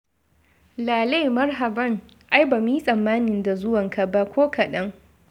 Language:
Hausa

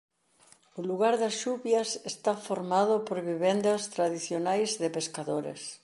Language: Galician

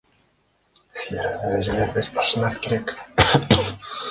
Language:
Kyrgyz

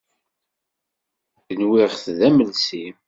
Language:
Kabyle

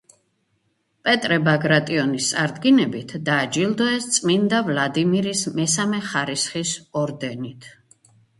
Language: Georgian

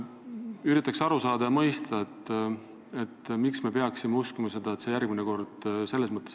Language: Estonian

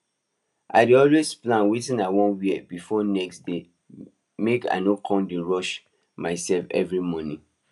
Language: Nigerian Pidgin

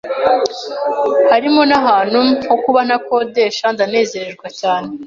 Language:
Kinyarwanda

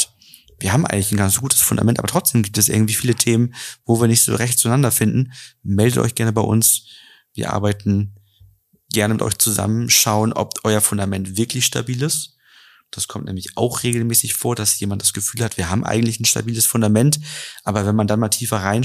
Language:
German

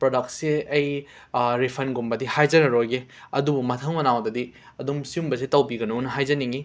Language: Manipuri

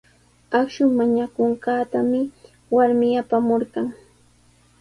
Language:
Sihuas Ancash Quechua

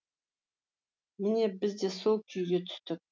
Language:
Kazakh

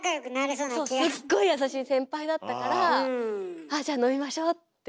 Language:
Japanese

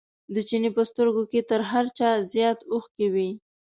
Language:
Pashto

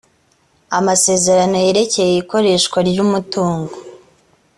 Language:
Kinyarwanda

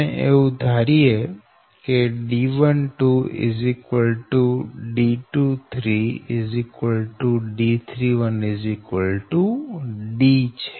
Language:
Gujarati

